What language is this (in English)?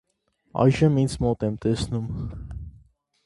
Armenian